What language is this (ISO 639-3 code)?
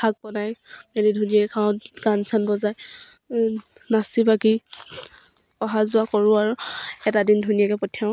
asm